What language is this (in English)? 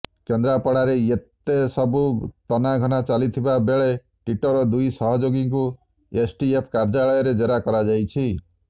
Odia